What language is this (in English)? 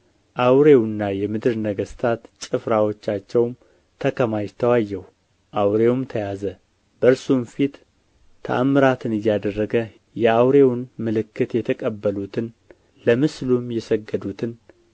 Amharic